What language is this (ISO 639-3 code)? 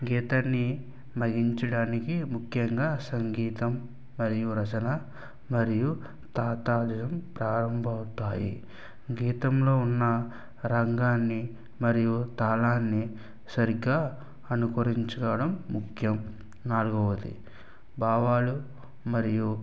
tel